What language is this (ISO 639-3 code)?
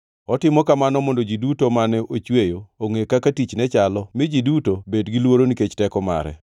luo